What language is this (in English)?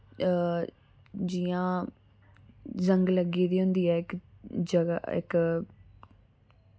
Dogri